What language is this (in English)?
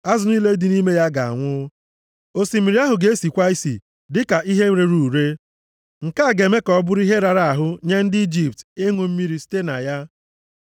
Igbo